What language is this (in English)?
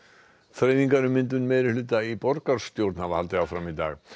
Icelandic